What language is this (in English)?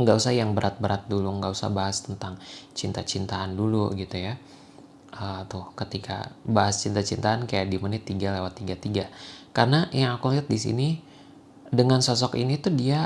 Indonesian